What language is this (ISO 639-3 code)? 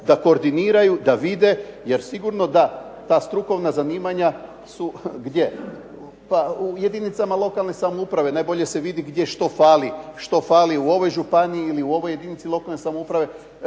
hrv